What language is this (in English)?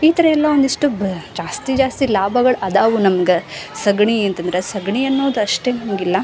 Kannada